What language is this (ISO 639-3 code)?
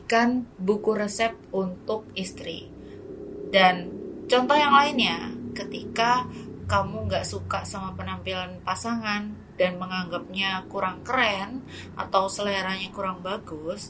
ind